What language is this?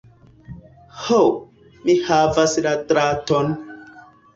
Esperanto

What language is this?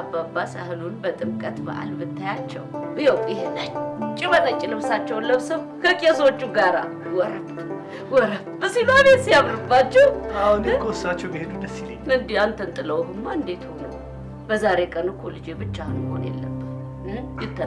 Amharic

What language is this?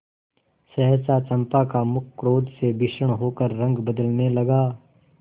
Hindi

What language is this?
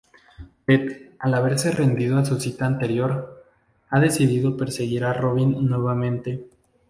Spanish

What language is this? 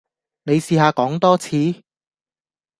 Cantonese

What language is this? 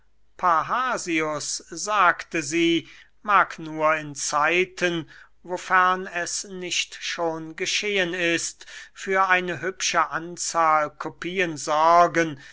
German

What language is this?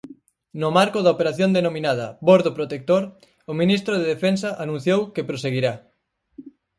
Galician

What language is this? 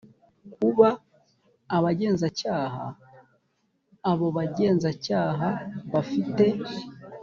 Kinyarwanda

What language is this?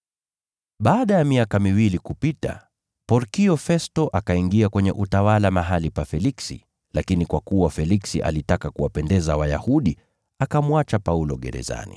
Swahili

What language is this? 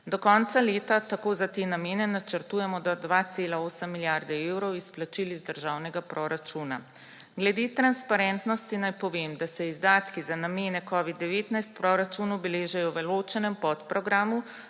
Slovenian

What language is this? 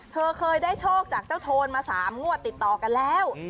Thai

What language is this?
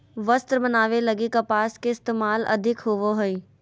Magahi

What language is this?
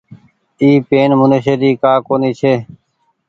Goaria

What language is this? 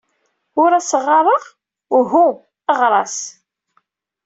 Kabyle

